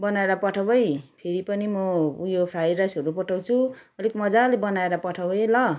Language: Nepali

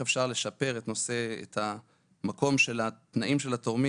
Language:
Hebrew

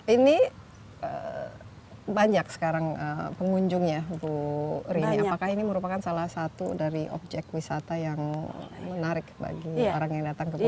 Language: Indonesian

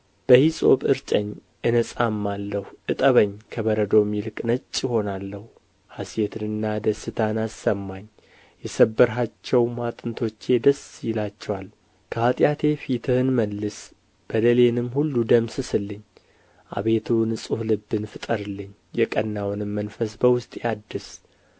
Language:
Amharic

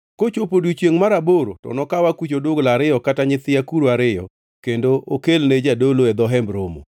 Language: Luo (Kenya and Tanzania)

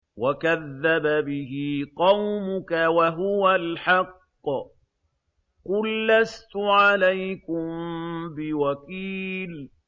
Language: Arabic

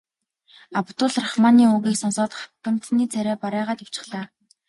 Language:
Mongolian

